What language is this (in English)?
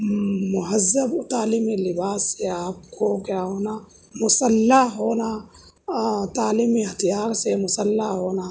Urdu